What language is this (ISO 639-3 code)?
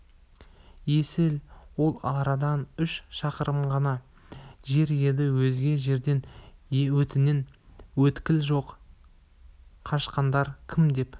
kaz